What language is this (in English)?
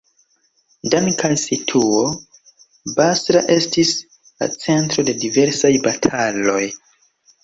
Esperanto